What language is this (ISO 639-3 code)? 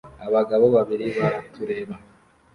kin